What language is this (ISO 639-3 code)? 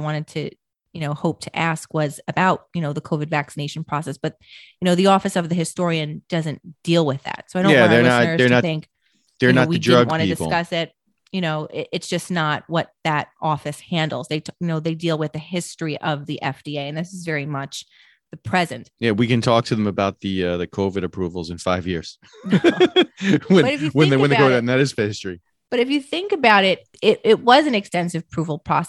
eng